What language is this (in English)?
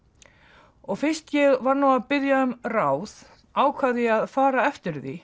Icelandic